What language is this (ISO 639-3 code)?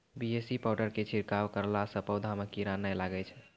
mai